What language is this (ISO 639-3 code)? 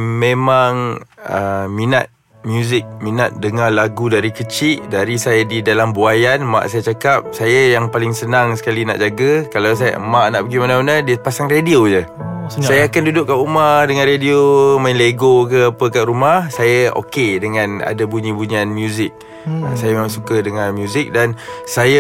msa